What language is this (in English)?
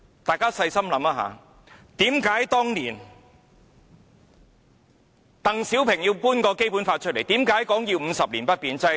Cantonese